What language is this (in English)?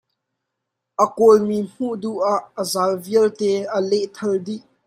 Hakha Chin